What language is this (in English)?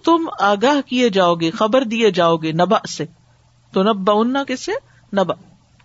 Urdu